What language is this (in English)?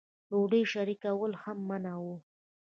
Pashto